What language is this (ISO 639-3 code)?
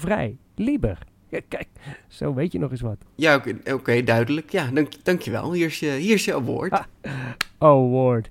nld